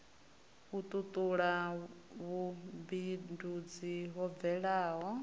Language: Venda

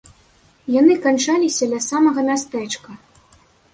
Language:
Belarusian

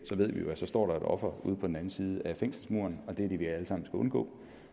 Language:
Danish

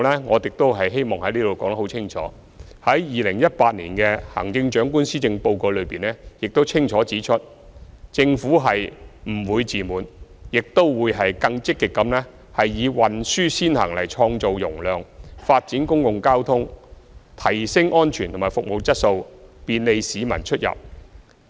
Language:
Cantonese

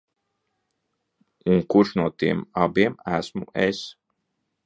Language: Latvian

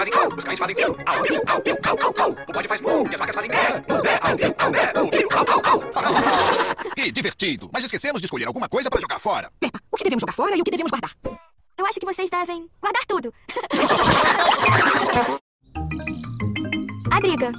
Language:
Portuguese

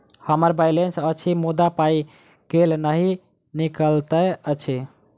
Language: Maithili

